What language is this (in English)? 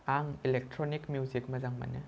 Bodo